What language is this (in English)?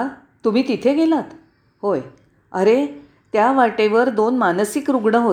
Marathi